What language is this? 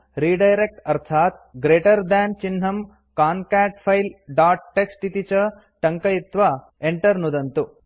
Sanskrit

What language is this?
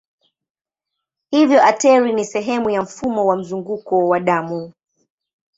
Swahili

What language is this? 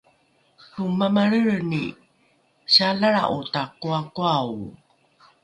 Rukai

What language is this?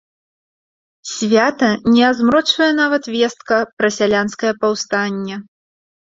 Belarusian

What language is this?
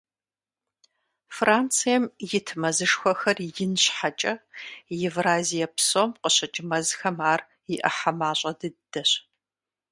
Kabardian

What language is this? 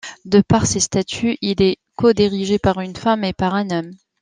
French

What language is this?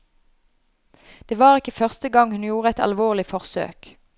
Norwegian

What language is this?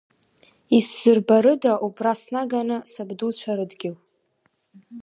Abkhazian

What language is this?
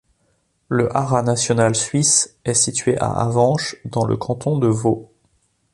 French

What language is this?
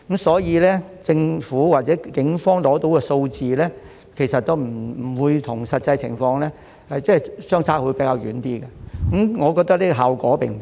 Cantonese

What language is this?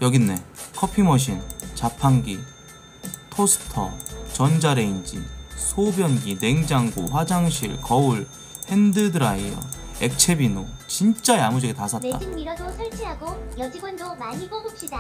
Korean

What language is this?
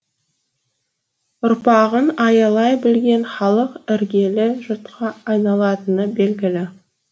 Kazakh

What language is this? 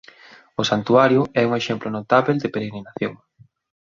Galician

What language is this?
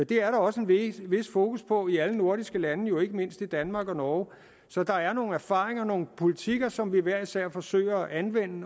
Danish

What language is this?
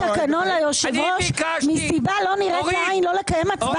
Hebrew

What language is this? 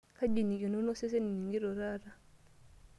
Masai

